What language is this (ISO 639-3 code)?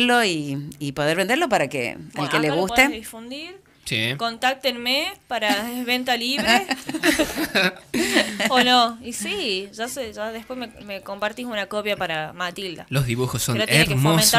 spa